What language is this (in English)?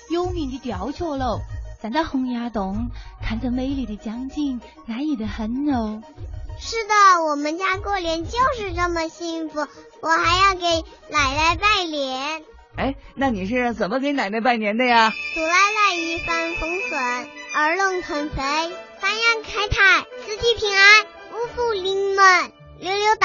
Chinese